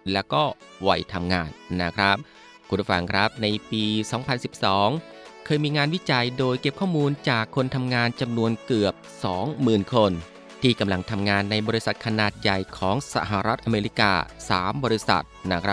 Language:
Thai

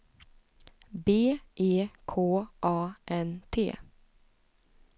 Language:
Swedish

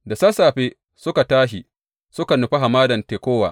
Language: Hausa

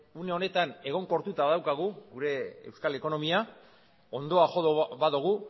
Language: Basque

